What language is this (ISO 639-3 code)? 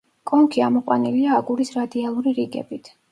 kat